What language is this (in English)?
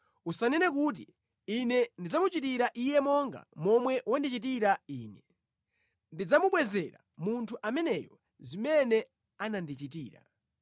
Nyanja